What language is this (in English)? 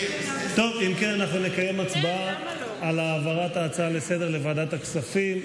Hebrew